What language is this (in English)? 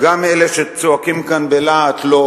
Hebrew